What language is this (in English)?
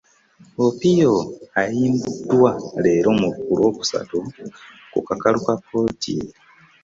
Ganda